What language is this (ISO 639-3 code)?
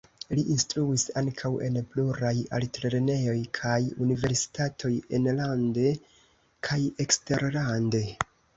epo